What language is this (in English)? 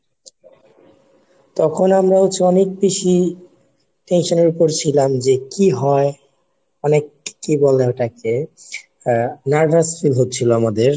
Bangla